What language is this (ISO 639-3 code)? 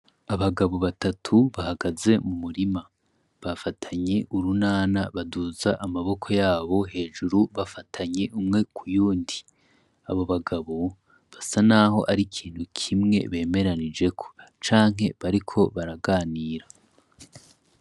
run